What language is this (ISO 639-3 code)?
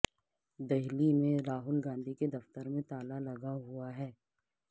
urd